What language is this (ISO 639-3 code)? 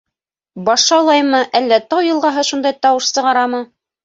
bak